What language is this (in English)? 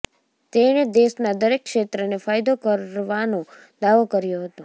Gujarati